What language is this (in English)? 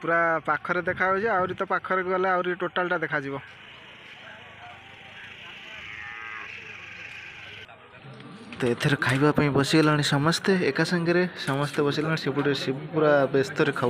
Bangla